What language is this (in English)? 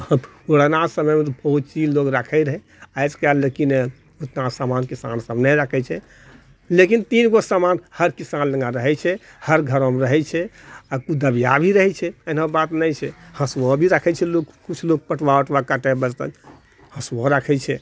Maithili